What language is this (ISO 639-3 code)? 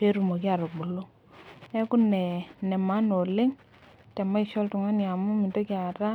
mas